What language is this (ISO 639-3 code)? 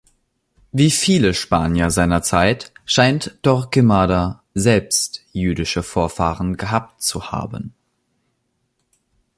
deu